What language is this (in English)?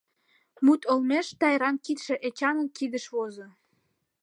Mari